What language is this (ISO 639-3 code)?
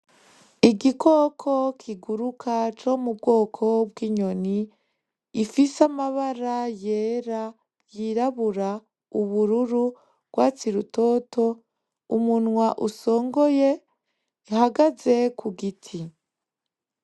run